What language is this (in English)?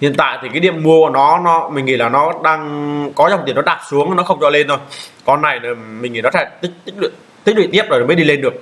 Vietnamese